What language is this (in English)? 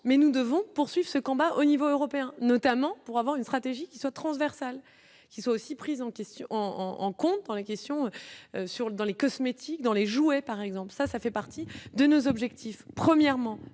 French